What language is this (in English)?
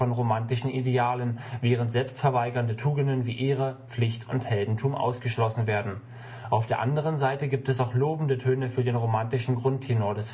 German